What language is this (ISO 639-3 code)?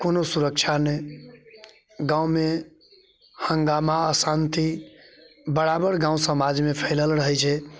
mai